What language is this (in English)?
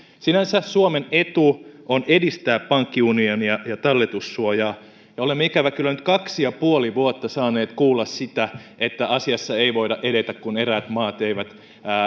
Finnish